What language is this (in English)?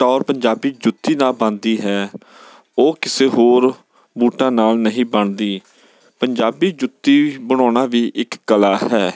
Punjabi